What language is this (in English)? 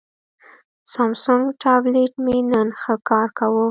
Pashto